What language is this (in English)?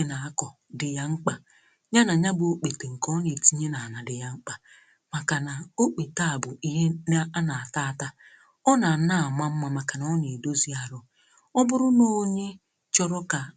Igbo